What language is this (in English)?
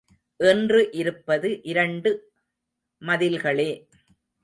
Tamil